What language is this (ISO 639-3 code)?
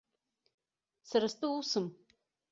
abk